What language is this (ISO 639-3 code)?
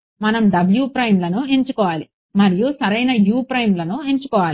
tel